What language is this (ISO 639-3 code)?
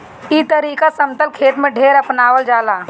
bho